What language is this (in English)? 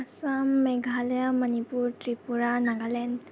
Assamese